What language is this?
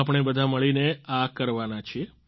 Gujarati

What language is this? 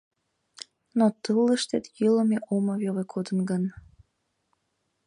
Mari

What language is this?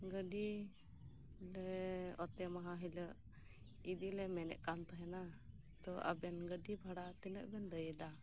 Santali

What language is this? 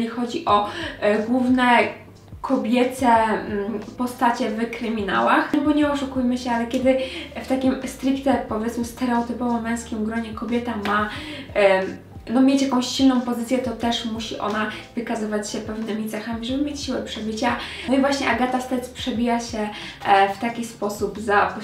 Polish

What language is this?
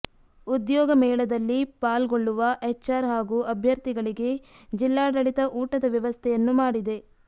Kannada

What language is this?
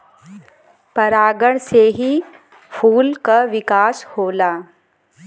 Bhojpuri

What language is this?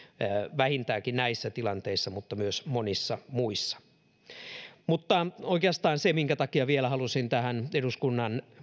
Finnish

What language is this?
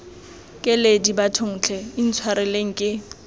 Tswana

